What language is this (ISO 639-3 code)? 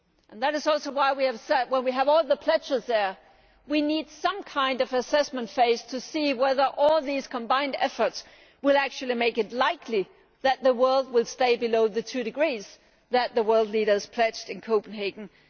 eng